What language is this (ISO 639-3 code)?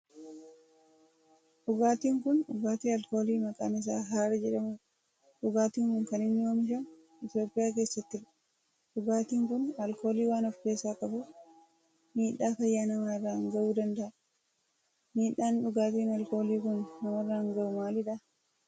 orm